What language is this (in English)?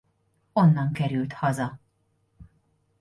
Hungarian